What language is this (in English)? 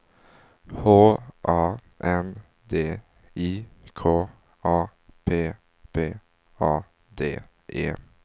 Swedish